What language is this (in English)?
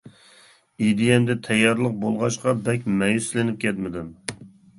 Uyghur